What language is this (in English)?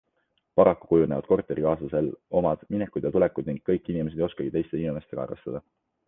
Estonian